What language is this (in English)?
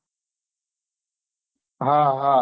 Gujarati